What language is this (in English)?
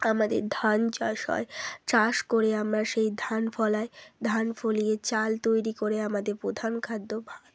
Bangla